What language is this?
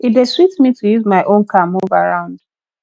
Nigerian Pidgin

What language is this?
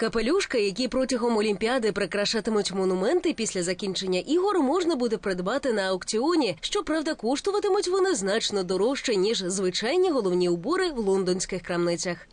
Ukrainian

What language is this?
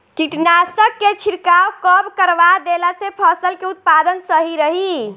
Bhojpuri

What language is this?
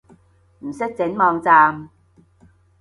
Cantonese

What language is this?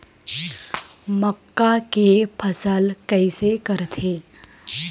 Chhattisgarhi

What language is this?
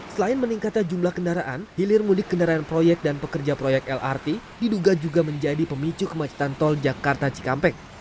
Indonesian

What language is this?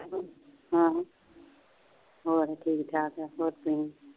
Punjabi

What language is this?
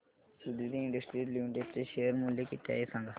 Marathi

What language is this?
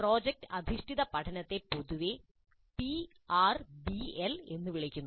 Malayalam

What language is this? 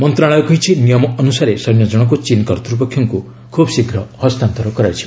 Odia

